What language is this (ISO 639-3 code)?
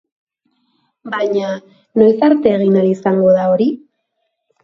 eus